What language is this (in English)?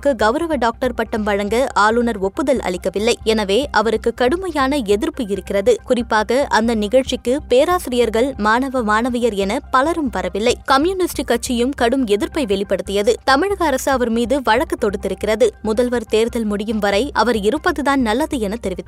Tamil